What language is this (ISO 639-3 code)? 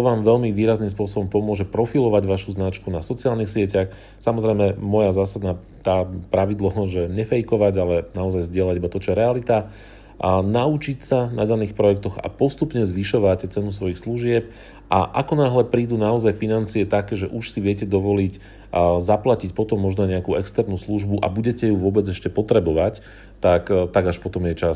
slk